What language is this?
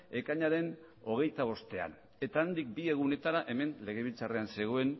Basque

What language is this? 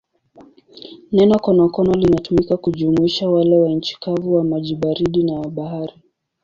Swahili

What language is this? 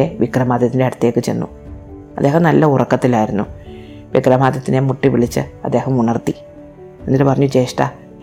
Malayalam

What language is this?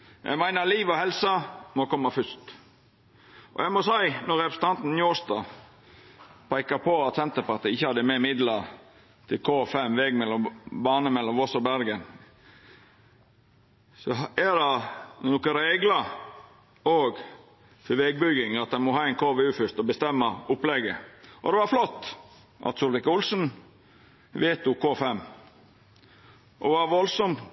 Norwegian Nynorsk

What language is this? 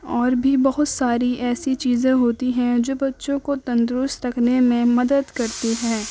Urdu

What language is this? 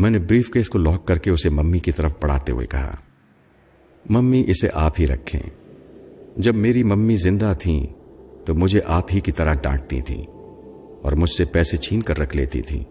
Urdu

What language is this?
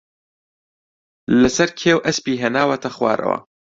Central Kurdish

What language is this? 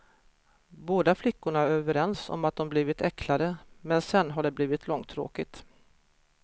Swedish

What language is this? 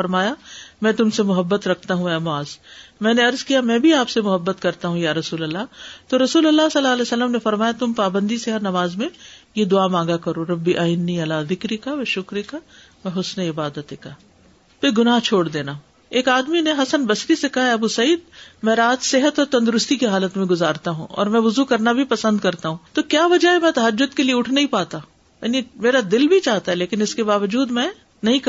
Urdu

